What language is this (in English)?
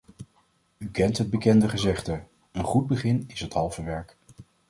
Dutch